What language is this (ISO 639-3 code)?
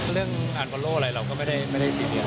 tha